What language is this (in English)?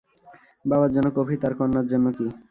Bangla